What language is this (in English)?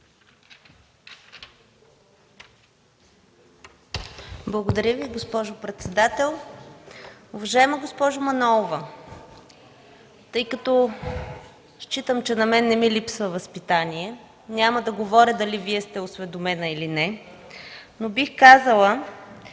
Bulgarian